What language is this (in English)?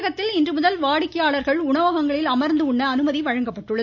Tamil